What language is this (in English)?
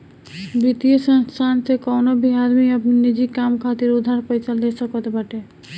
Bhojpuri